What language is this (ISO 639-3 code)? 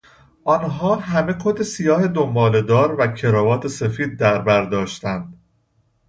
fas